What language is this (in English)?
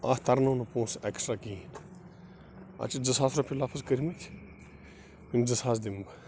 Kashmiri